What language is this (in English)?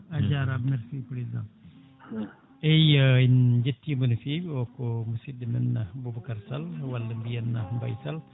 Fula